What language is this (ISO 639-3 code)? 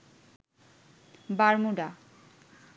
ben